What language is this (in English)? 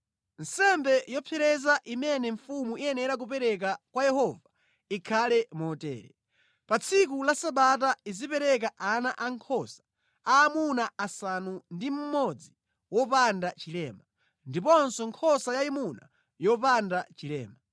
Nyanja